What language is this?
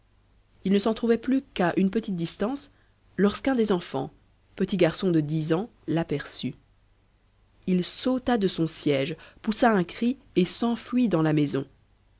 French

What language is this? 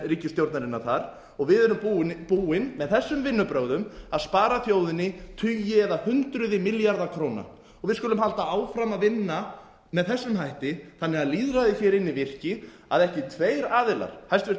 Icelandic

